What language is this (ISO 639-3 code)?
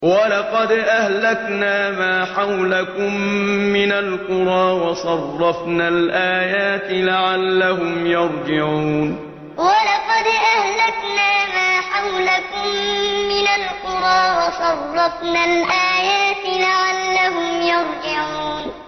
ara